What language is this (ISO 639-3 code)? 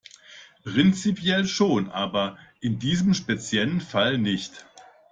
deu